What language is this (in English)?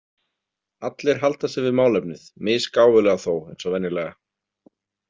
Icelandic